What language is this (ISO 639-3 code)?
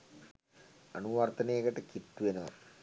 sin